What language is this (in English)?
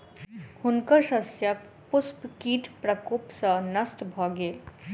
Maithili